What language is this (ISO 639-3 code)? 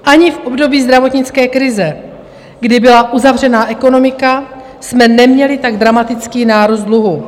ces